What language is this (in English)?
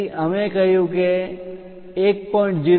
Gujarati